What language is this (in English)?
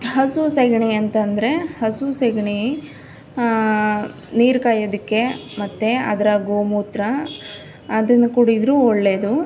Kannada